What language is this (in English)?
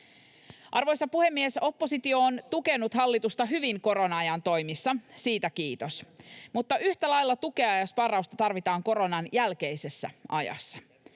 Finnish